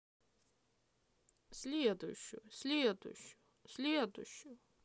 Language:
Russian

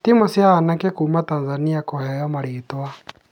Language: Kikuyu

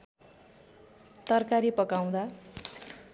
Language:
Nepali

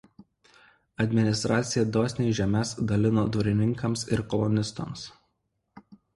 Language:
Lithuanian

